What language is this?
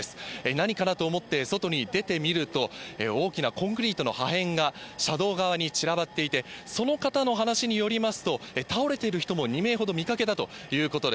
Japanese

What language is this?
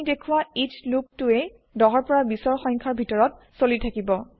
Assamese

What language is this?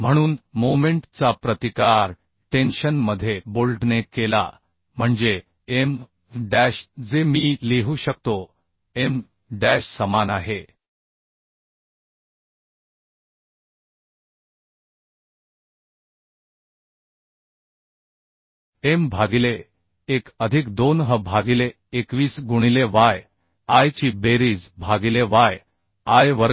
Marathi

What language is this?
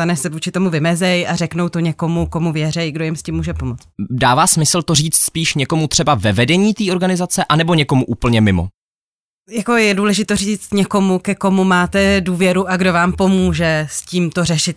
Czech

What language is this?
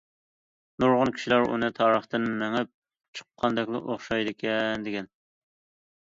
Uyghur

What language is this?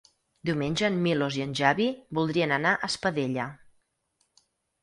Catalan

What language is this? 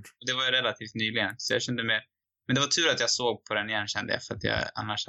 Swedish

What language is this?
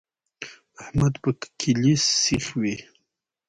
Pashto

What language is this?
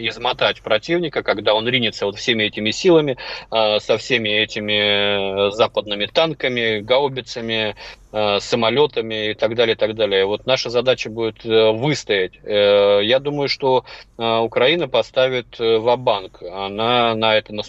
Russian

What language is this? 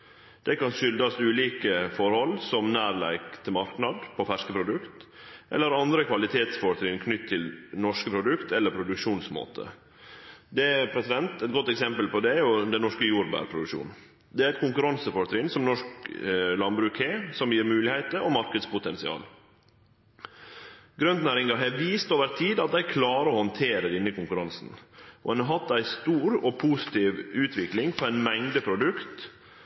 Norwegian Nynorsk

